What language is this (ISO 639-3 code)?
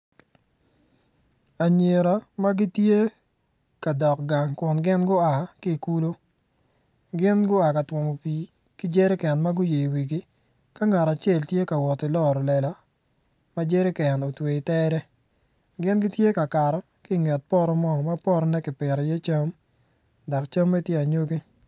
ach